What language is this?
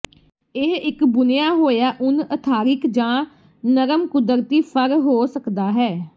Punjabi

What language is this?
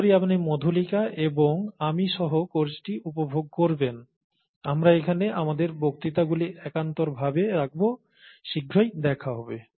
Bangla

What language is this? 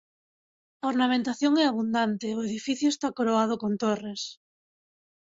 Galician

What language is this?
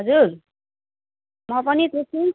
Nepali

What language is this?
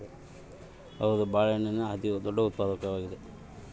Kannada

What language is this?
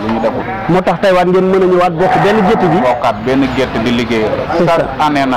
Arabic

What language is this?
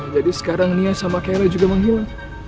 Indonesian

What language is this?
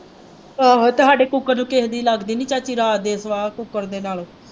Punjabi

